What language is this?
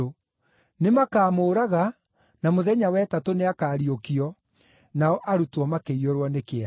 Kikuyu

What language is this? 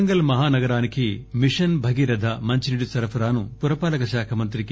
Telugu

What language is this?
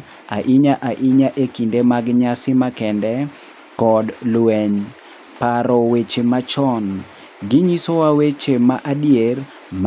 Luo (Kenya and Tanzania)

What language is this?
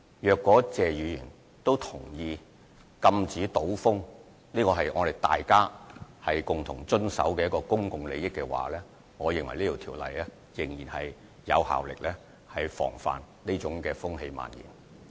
Cantonese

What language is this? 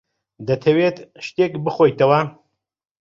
Central Kurdish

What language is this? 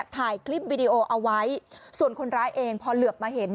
Thai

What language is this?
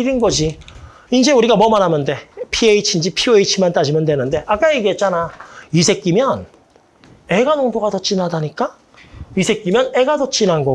Korean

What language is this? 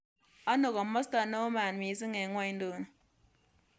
Kalenjin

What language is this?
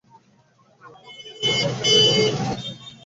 Bangla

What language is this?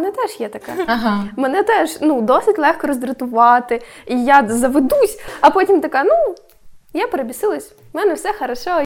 Ukrainian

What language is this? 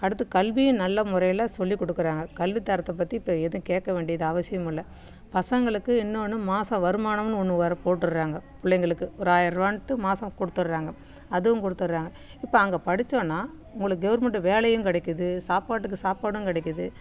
Tamil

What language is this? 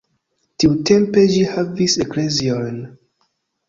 Esperanto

